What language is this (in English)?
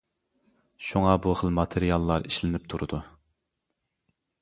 Uyghur